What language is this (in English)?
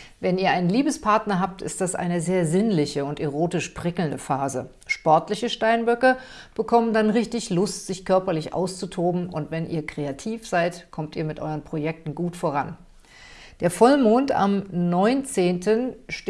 German